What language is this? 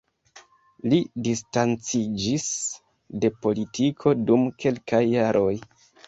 Esperanto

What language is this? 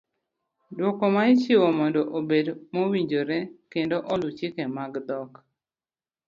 Luo (Kenya and Tanzania)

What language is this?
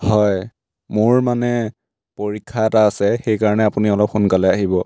Assamese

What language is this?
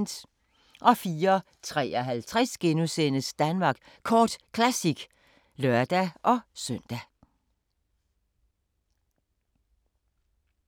Danish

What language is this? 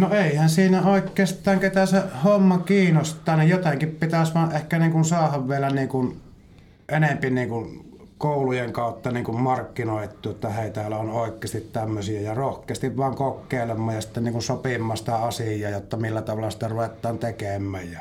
Finnish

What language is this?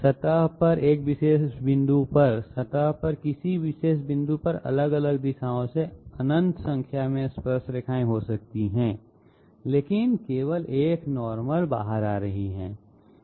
Hindi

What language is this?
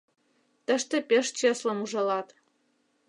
Mari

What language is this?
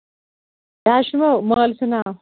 Kashmiri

